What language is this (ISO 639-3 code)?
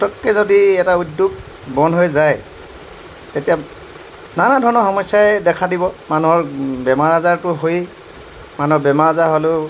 asm